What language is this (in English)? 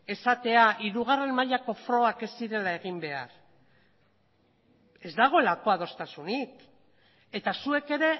Basque